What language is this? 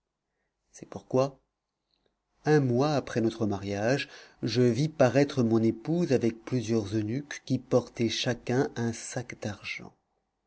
French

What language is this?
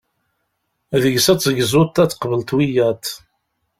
Kabyle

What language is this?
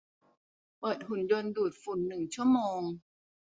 Thai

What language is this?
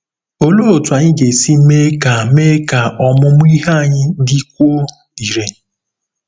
Igbo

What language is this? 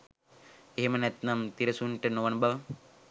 Sinhala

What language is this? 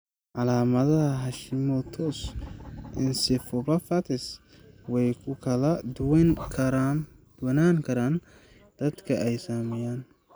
Somali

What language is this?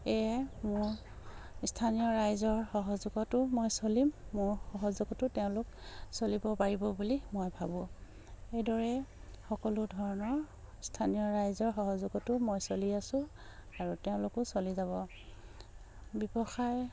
Assamese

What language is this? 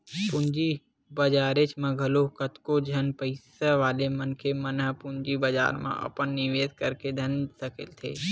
Chhattisgarhi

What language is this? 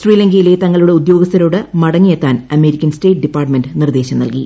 Malayalam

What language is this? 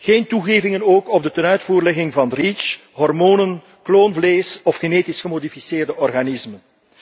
Dutch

